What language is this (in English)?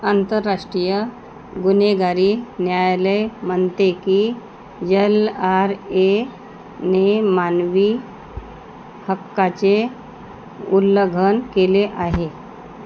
Marathi